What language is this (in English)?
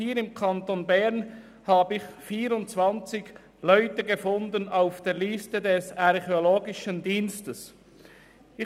Swiss German